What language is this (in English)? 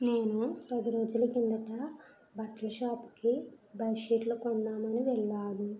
Telugu